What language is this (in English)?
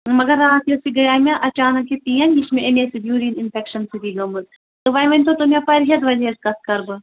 Kashmiri